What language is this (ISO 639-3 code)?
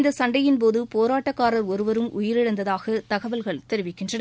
tam